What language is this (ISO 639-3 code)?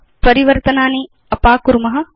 san